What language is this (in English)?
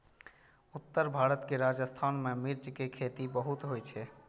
Maithili